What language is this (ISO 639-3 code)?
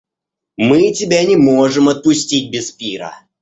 rus